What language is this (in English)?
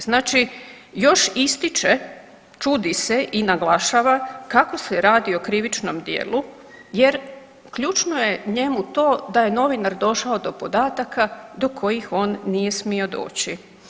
Croatian